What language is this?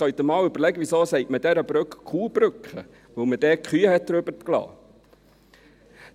Swiss German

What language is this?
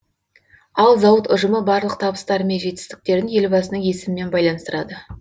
Kazakh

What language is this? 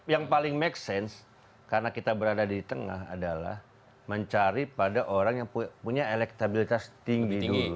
Indonesian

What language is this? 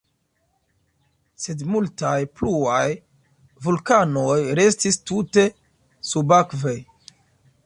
Esperanto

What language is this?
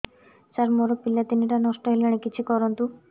Odia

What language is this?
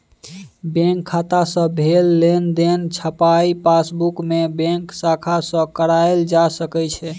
Maithili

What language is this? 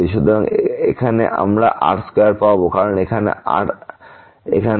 Bangla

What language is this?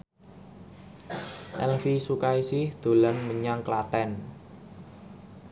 Javanese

